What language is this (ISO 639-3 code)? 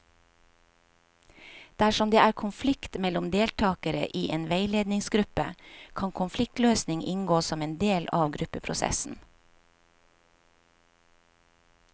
nor